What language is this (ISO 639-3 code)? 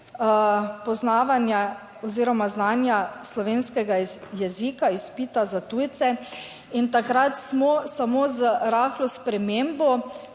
slv